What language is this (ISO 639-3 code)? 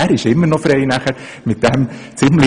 gsw